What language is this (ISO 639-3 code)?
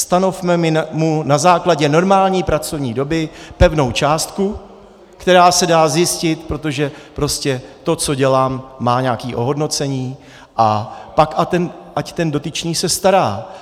ces